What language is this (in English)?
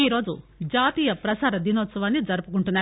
Telugu